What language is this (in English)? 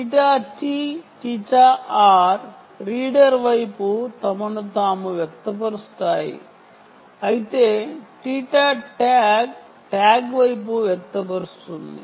Telugu